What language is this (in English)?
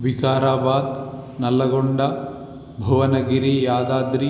Sanskrit